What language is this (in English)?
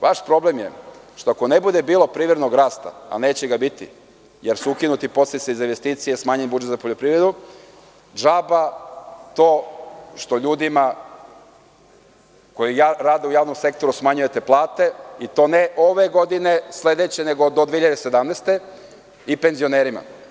Serbian